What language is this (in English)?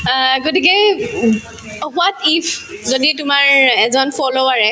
Assamese